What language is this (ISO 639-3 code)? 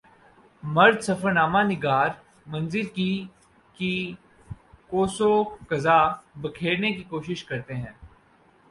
urd